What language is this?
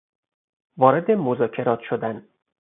Persian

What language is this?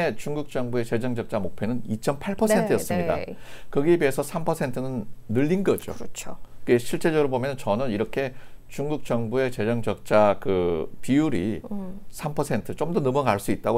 Korean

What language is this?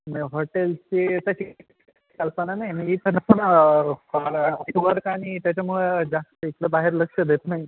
Marathi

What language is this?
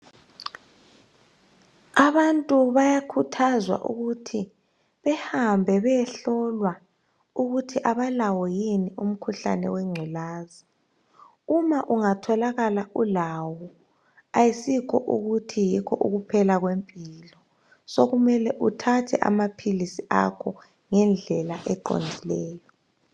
North Ndebele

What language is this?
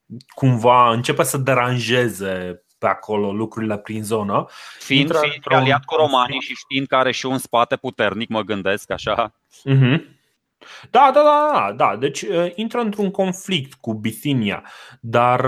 Romanian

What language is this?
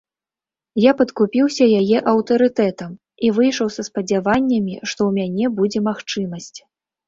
Belarusian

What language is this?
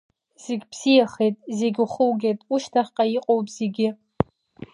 Abkhazian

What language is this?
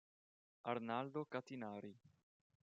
Italian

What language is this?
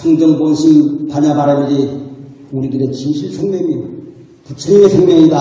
Korean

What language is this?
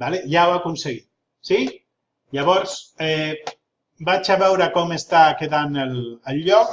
Catalan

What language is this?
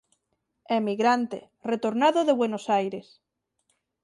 Galician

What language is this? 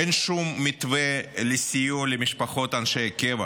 Hebrew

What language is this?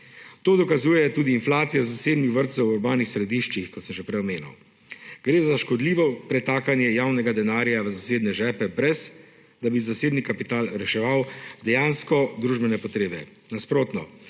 Slovenian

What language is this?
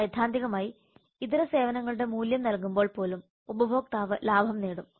Malayalam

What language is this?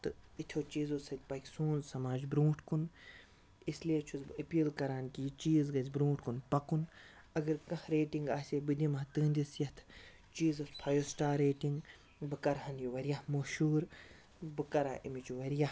Kashmiri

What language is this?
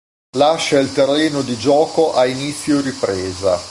Italian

